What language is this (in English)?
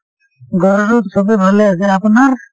Assamese